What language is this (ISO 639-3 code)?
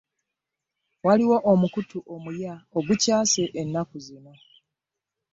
lug